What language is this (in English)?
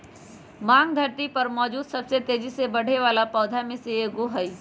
Magahi